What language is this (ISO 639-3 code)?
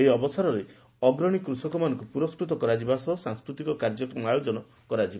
ori